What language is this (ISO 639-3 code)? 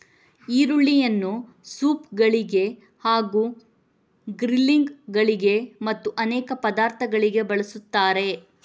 kan